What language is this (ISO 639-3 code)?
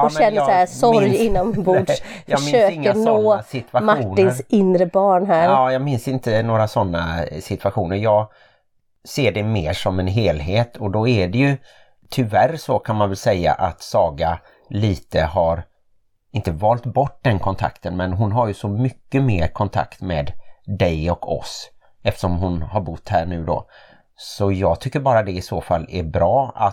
swe